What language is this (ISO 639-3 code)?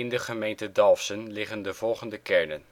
nld